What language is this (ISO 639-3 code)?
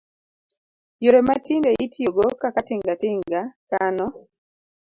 luo